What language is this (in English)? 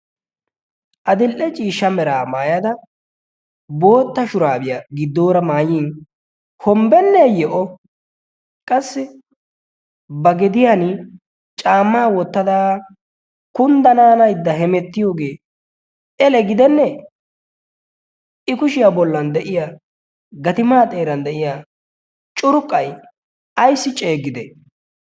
Wolaytta